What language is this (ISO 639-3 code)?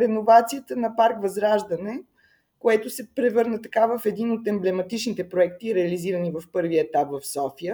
bul